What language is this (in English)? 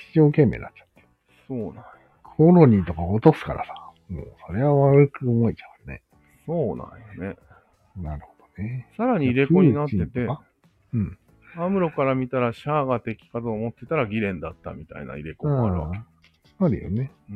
Japanese